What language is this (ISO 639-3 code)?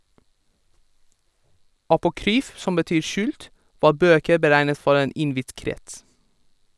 nor